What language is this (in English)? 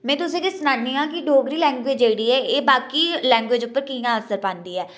Dogri